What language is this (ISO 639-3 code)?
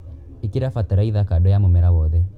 kik